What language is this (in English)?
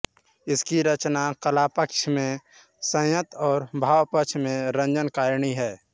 Hindi